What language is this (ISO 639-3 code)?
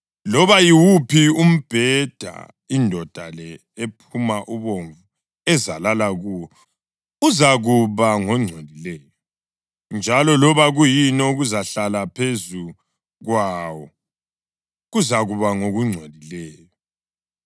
nde